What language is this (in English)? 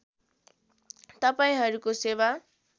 Nepali